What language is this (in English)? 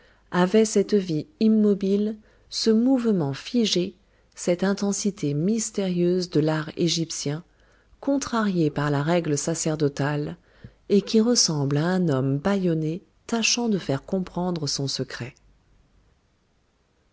French